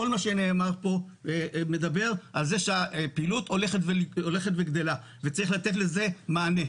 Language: Hebrew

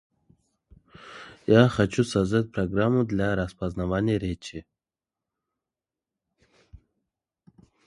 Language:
Russian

